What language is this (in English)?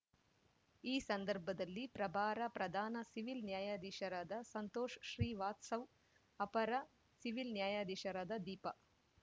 Kannada